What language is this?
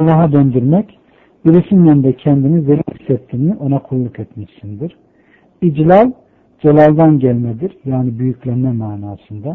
Turkish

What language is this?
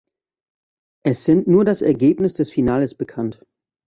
German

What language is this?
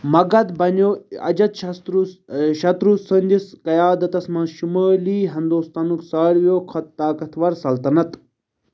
Kashmiri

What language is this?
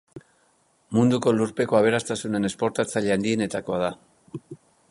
Basque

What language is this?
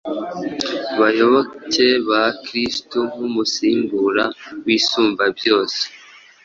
Kinyarwanda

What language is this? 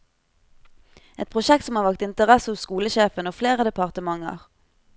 Norwegian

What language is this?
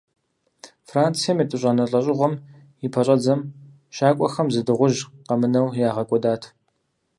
Kabardian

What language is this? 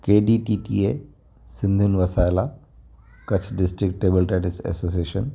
Sindhi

